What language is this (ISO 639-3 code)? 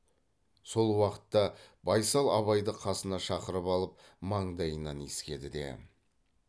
kaz